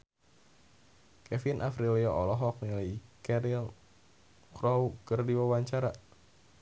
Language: Sundanese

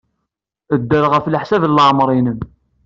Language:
Kabyle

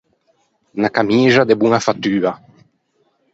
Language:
Ligurian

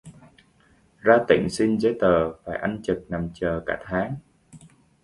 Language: Vietnamese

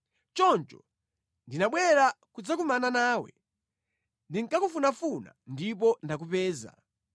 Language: Nyanja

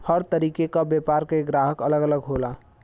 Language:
Bhojpuri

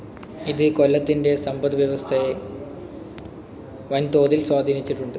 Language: Malayalam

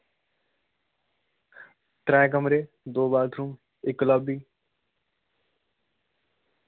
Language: Dogri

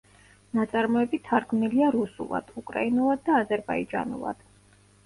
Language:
Georgian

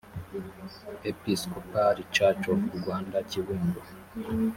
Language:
Kinyarwanda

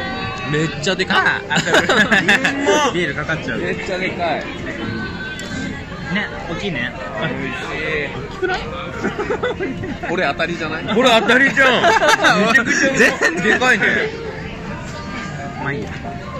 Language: Japanese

